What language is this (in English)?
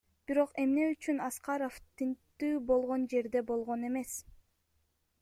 Kyrgyz